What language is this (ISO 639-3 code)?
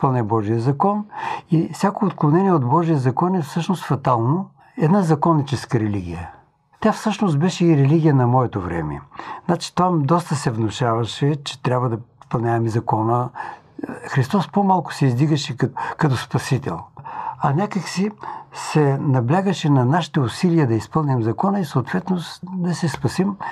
bul